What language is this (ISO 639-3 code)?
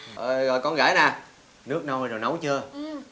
vie